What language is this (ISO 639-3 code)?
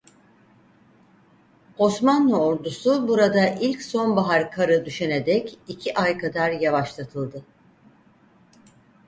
tur